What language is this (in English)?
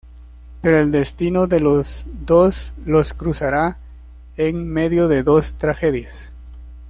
Spanish